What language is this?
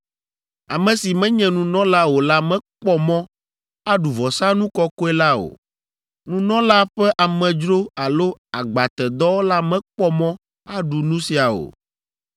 Ewe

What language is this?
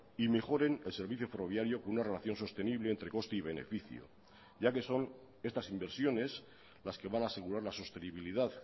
Spanish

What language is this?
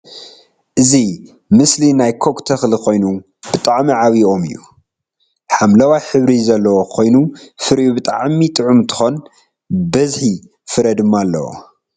Tigrinya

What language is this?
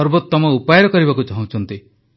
Odia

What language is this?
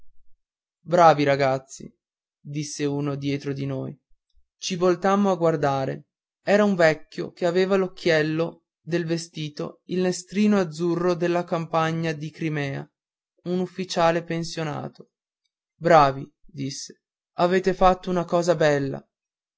Italian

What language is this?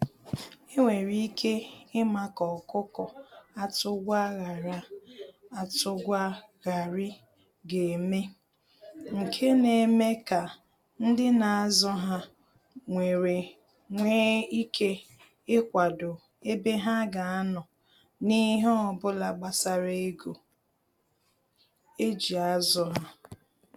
Igbo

